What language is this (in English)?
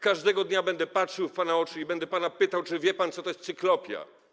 Polish